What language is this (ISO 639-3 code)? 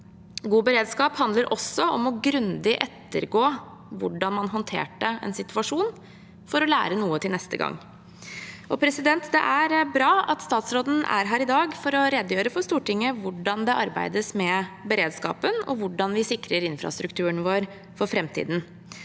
nor